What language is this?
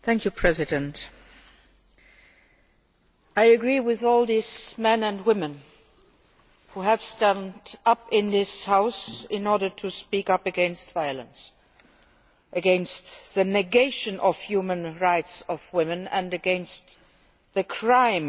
English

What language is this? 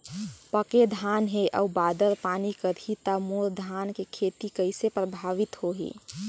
Chhattisgarhi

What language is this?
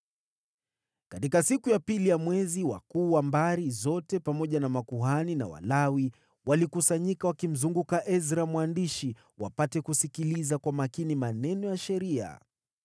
Swahili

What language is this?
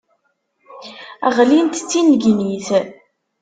Kabyle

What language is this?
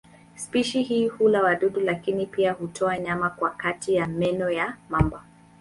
Swahili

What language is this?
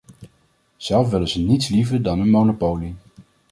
Dutch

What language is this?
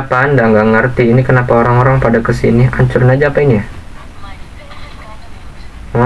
Indonesian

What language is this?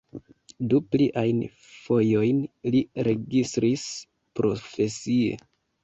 Esperanto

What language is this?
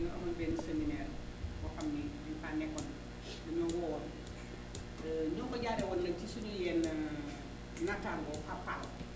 Wolof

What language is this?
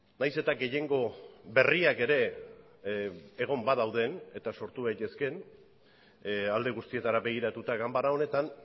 Basque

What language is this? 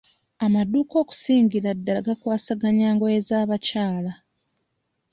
Ganda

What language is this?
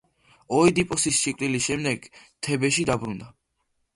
Georgian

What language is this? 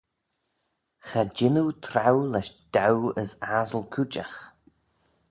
Manx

